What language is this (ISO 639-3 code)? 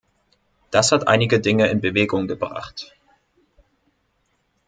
deu